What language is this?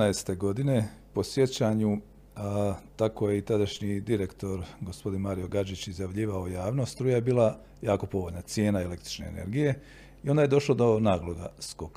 Croatian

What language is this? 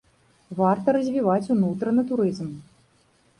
Belarusian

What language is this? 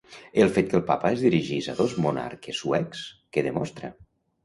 Catalan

